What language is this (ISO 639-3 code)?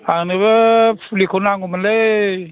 brx